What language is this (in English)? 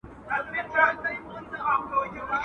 Pashto